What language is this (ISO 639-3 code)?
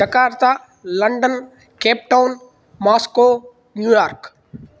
san